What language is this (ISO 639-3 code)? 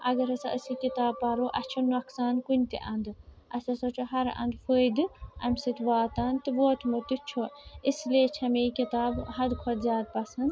kas